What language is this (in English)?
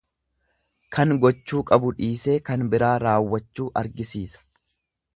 Oromo